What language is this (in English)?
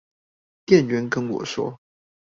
Chinese